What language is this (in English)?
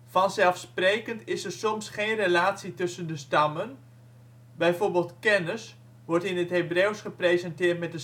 Dutch